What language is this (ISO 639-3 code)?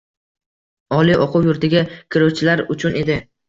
uzb